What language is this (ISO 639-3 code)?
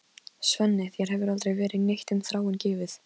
isl